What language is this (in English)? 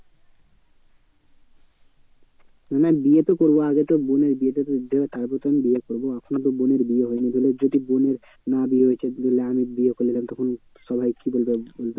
Bangla